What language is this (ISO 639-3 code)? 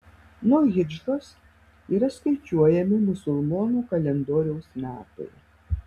lit